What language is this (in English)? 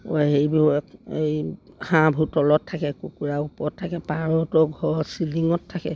Assamese